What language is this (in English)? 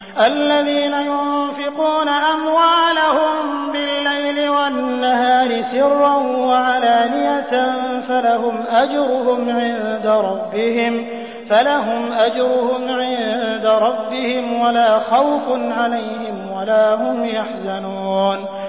Arabic